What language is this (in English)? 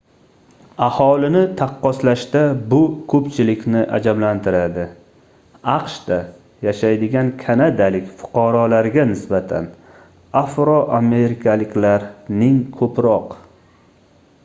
Uzbek